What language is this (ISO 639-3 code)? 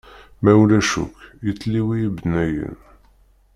kab